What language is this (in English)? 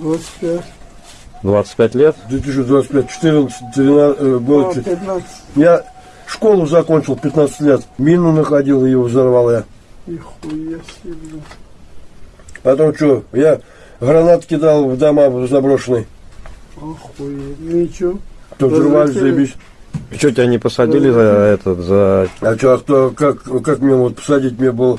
Russian